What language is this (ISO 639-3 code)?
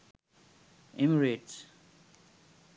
sin